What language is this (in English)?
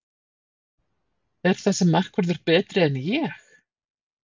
Icelandic